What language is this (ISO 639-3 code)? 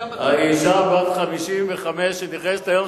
heb